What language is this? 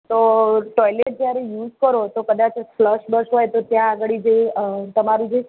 Gujarati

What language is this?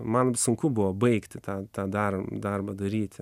Lithuanian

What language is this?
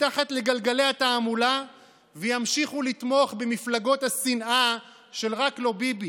Hebrew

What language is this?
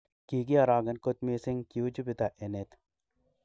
Kalenjin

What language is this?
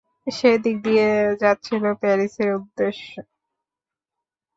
Bangla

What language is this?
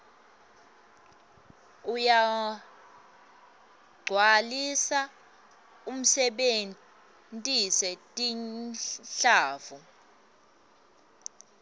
Swati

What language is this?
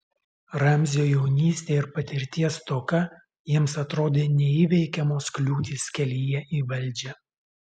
Lithuanian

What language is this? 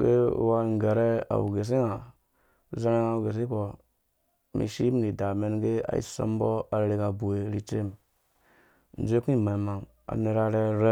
Dũya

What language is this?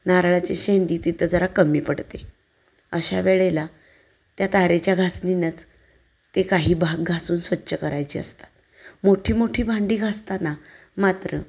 Marathi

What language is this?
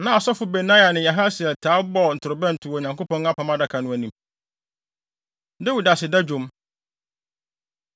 Akan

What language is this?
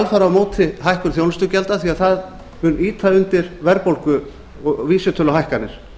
Icelandic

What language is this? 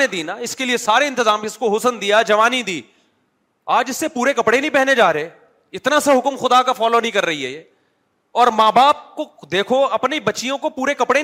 Urdu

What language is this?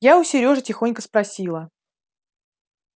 Russian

